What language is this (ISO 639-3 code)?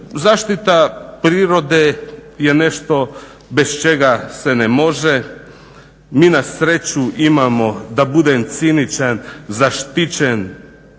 hrv